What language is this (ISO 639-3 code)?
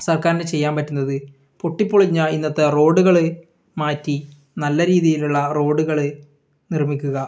mal